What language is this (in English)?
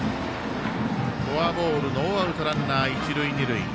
Japanese